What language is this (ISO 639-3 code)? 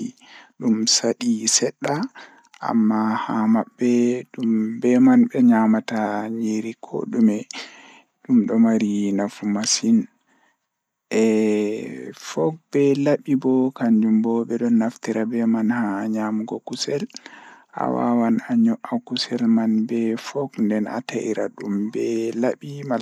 ful